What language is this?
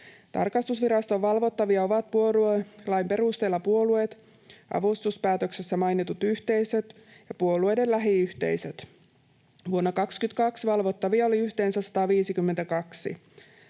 Finnish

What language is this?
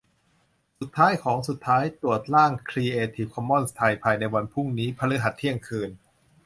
Thai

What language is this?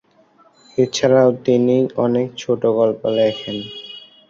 Bangla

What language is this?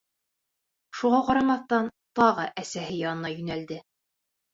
Bashkir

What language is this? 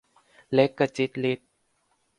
Thai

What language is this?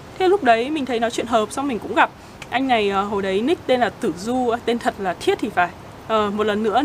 Vietnamese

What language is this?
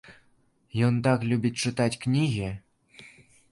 Belarusian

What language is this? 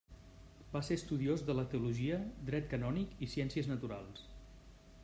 Catalan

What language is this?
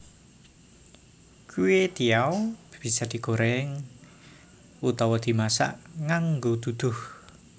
Javanese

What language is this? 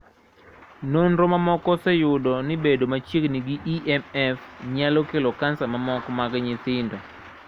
Luo (Kenya and Tanzania)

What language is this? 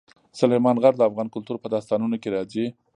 Pashto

